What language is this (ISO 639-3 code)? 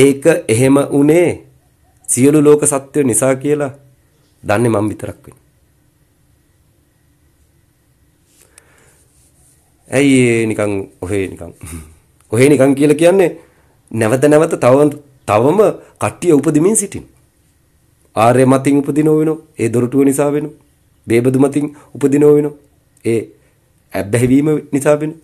ron